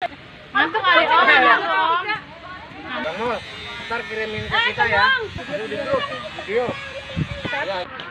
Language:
Indonesian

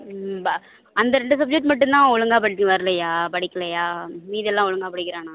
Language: Tamil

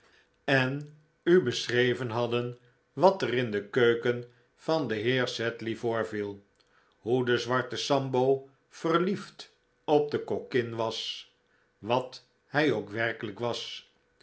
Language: Dutch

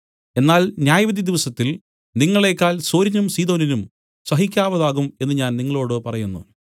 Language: Malayalam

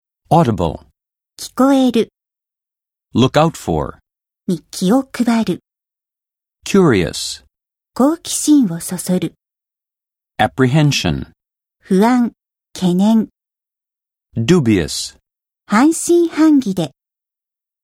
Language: Japanese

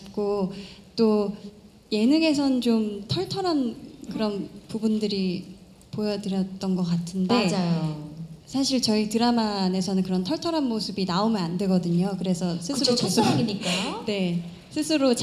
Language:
Korean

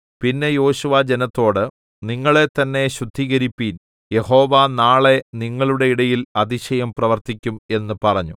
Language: Malayalam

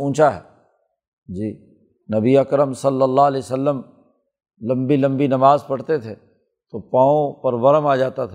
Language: Urdu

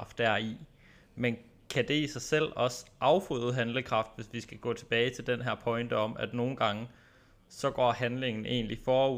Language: Danish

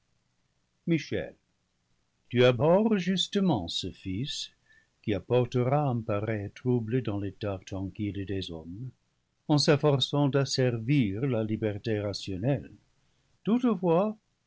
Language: French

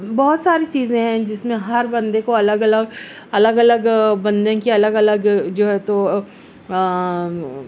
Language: Urdu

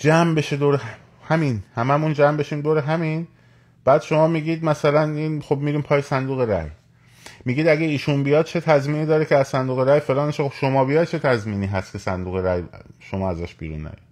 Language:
Persian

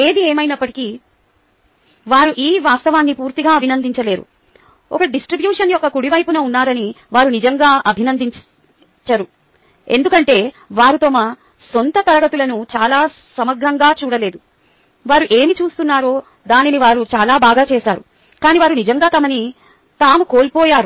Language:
Telugu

